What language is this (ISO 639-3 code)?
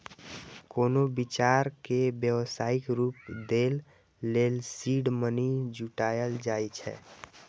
mai